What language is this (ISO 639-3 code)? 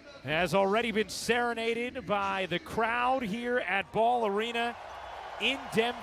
eng